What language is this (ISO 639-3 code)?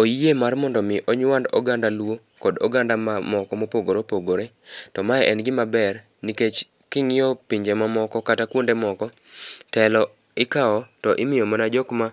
luo